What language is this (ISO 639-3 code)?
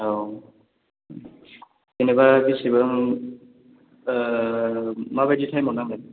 brx